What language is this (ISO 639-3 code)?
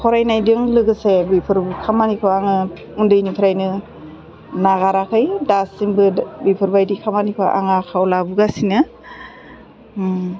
brx